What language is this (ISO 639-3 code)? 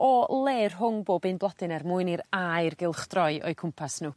cym